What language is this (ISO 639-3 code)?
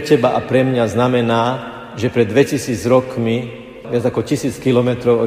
slk